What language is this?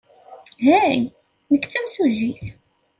Kabyle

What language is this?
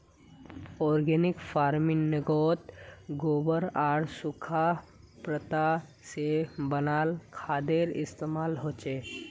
Magahi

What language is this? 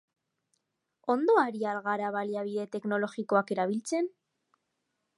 Basque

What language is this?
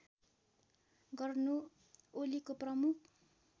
Nepali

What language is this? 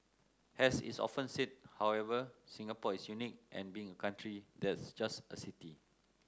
English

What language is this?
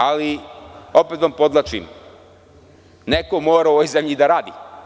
Serbian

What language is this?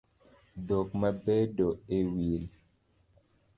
Luo (Kenya and Tanzania)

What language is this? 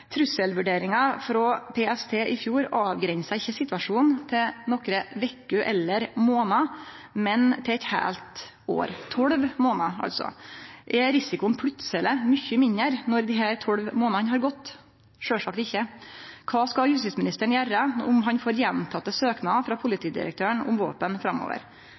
Norwegian Nynorsk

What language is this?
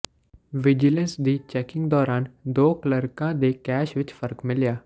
Punjabi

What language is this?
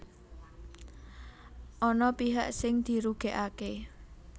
Javanese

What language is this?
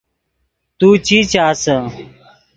Yidgha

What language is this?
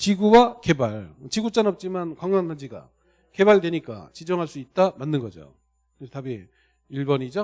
Korean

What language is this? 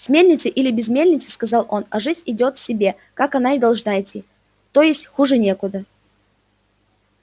Russian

